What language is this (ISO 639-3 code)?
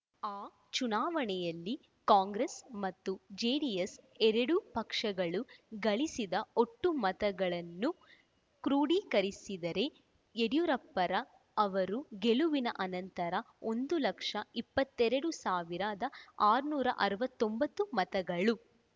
kan